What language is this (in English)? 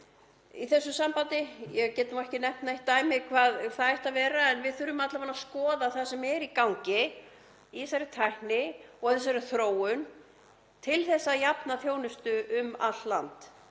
Icelandic